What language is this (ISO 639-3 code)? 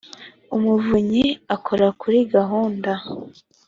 kin